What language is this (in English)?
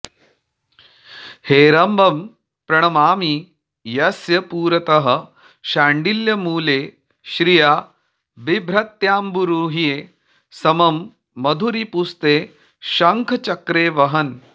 Sanskrit